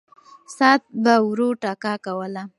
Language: Pashto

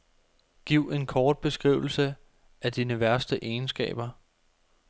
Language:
Danish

